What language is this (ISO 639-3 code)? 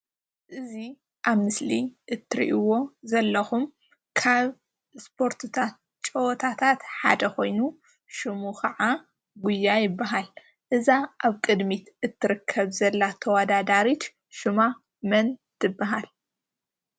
tir